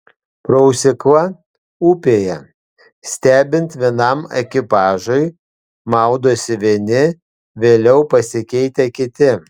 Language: Lithuanian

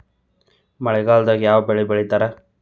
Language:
Kannada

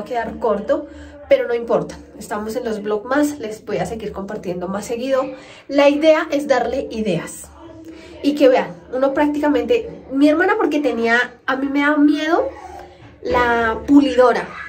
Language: Spanish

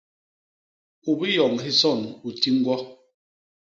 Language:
Basaa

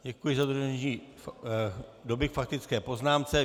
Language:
Czech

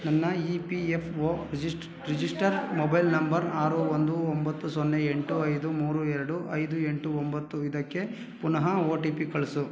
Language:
Kannada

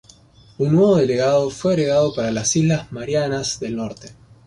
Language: Spanish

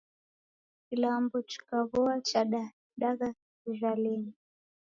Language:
Taita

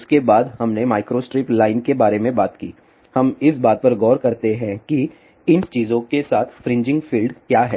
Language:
Hindi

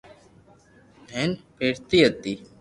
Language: Loarki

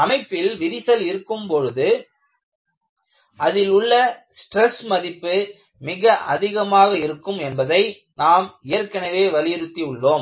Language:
Tamil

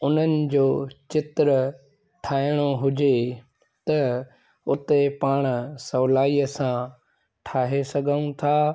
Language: Sindhi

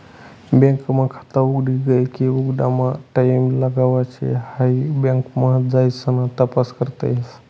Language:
Marathi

